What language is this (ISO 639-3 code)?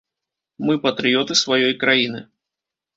bel